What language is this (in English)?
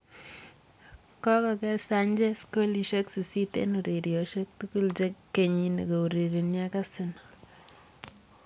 Kalenjin